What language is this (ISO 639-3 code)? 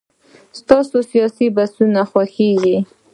pus